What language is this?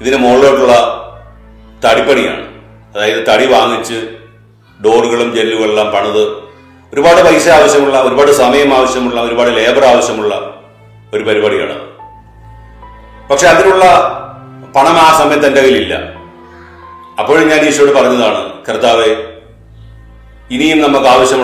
Malayalam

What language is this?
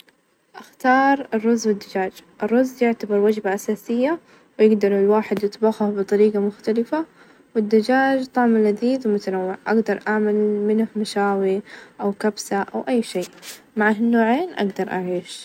Najdi Arabic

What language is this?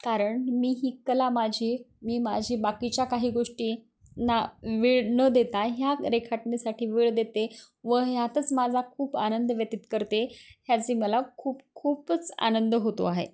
Marathi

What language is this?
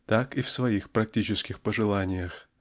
Russian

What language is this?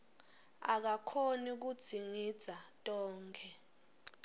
Swati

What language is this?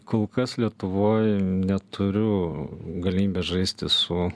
Lithuanian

